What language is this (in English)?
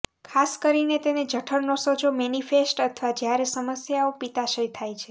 Gujarati